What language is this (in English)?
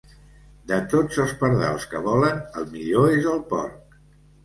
Catalan